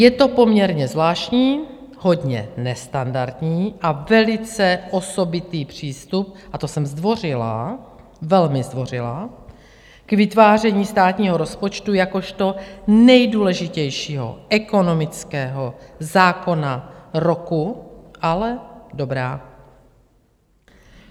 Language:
Czech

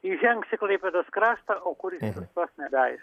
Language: Lithuanian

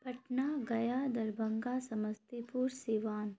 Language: Urdu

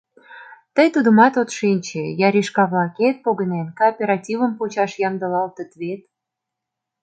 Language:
Mari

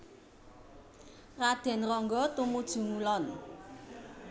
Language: Javanese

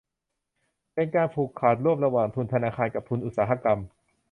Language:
Thai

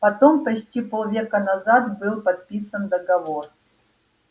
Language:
Russian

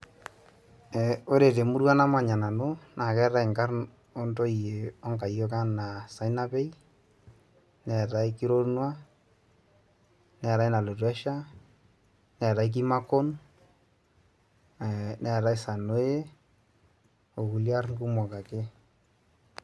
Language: Masai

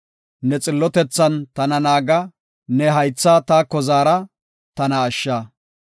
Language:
Gofa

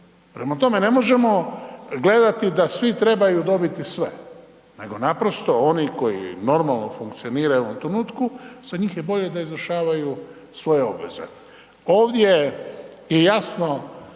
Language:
Croatian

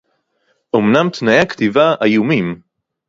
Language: Hebrew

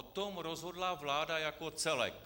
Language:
Czech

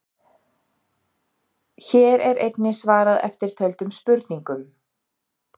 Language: Icelandic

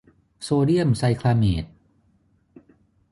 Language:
Thai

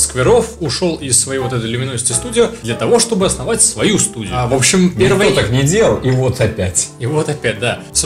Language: Russian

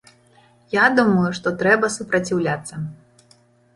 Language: Belarusian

